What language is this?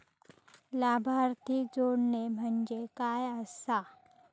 Marathi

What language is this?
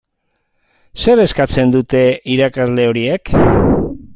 Basque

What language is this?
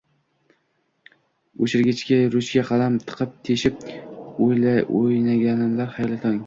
Uzbek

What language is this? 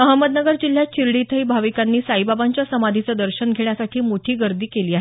Marathi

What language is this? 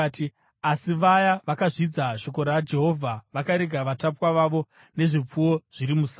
Shona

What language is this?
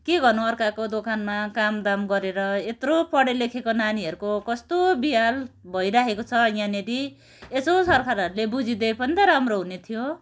Nepali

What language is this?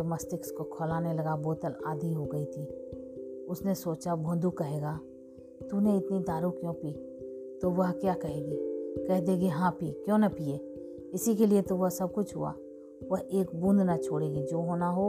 Hindi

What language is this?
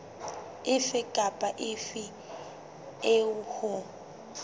Southern Sotho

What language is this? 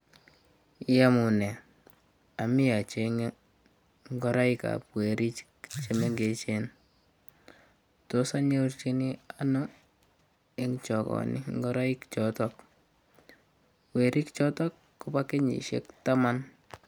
Kalenjin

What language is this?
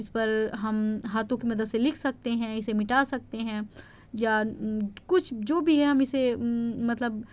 Urdu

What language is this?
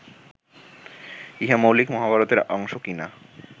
Bangla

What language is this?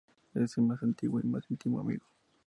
Spanish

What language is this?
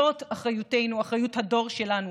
Hebrew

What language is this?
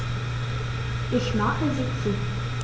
German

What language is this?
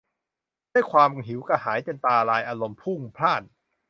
Thai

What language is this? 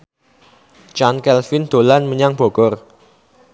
Javanese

